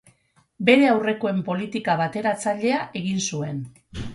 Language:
Basque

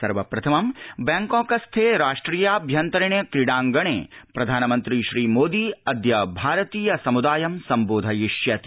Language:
Sanskrit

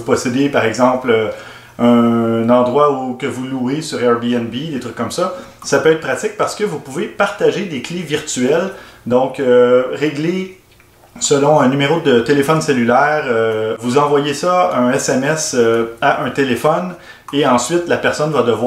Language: French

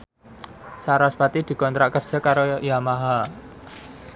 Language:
Javanese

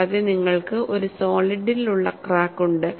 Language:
Malayalam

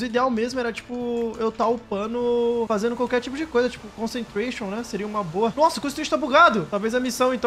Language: Portuguese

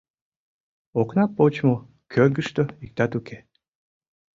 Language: Mari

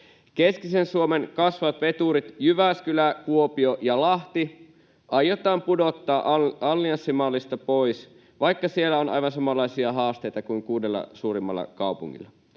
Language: Finnish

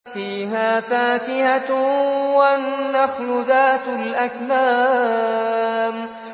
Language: Arabic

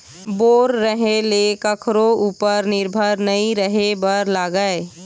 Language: Chhattisgarhi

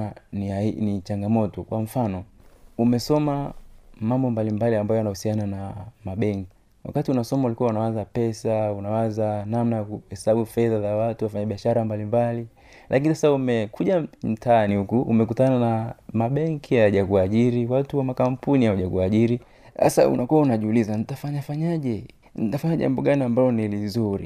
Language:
Swahili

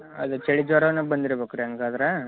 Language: Kannada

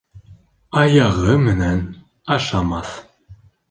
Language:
Bashkir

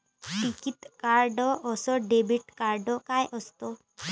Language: Marathi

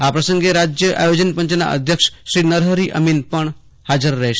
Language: Gujarati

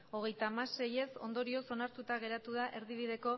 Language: Basque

